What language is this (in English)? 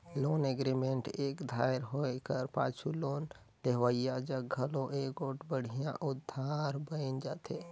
Chhattisgarhi